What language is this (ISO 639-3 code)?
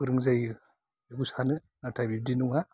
brx